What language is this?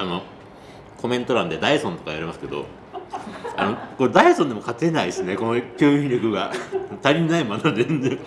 Japanese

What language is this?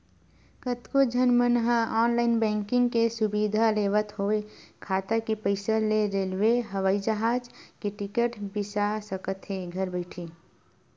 Chhattisgarhi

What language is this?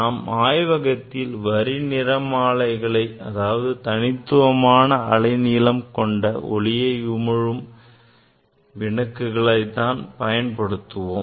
Tamil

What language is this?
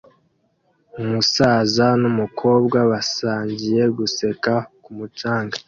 Kinyarwanda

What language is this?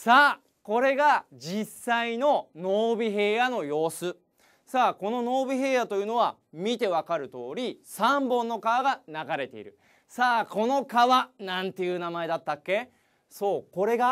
Japanese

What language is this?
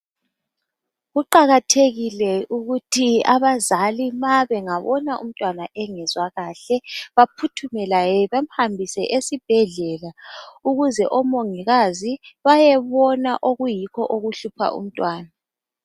North Ndebele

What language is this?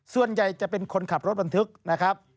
Thai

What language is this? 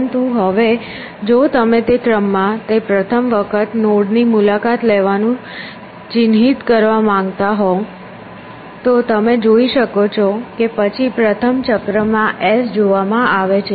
Gujarati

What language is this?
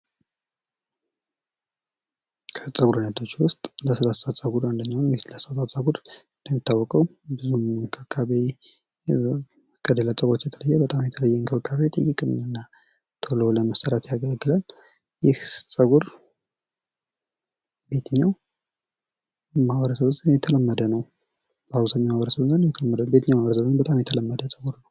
Amharic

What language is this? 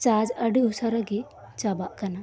Santali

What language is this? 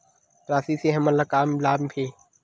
Chhattisgarhi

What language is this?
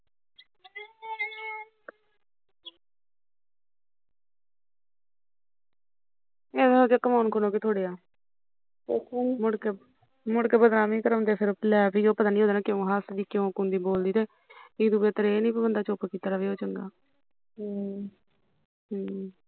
Punjabi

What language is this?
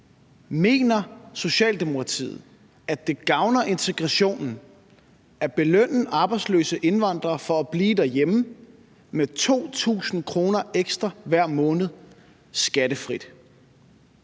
Danish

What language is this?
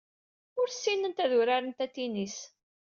Kabyle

